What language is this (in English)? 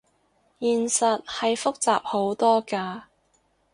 Cantonese